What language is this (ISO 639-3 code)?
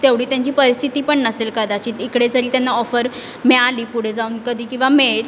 mar